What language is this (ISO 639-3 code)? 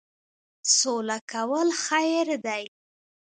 pus